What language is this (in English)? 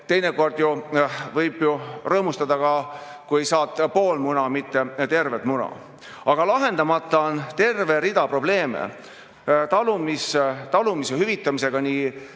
Estonian